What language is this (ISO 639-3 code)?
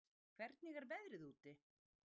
isl